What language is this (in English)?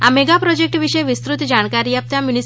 Gujarati